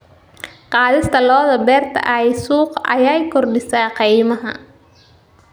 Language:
Somali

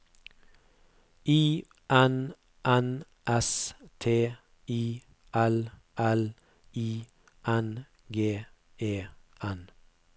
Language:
Norwegian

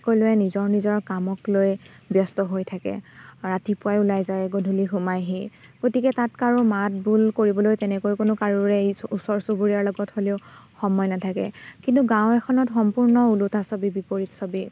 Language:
Assamese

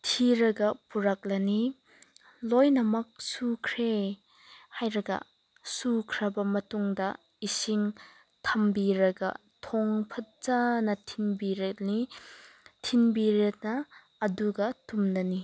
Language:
Manipuri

